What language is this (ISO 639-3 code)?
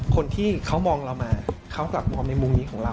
tha